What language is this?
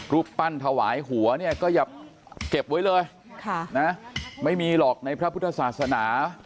Thai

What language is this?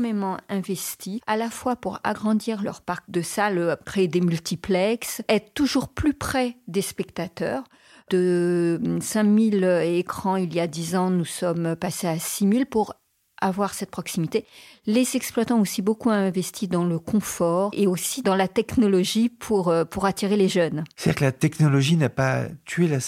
French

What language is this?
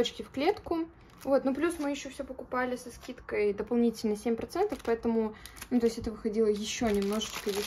Russian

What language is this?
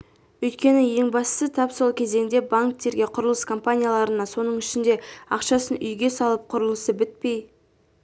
Kazakh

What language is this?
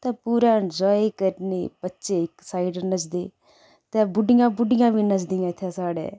Dogri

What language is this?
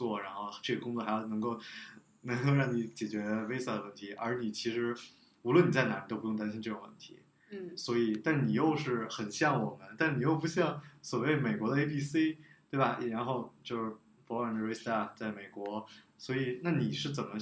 Chinese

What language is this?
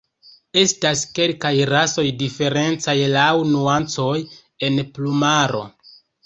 Esperanto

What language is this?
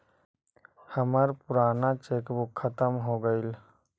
Magahi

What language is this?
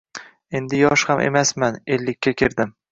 Uzbek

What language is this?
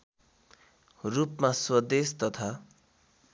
Nepali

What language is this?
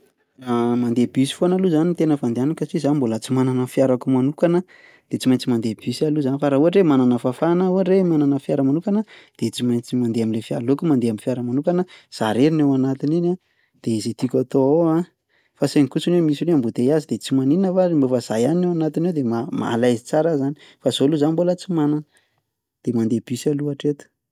Malagasy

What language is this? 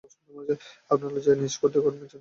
Bangla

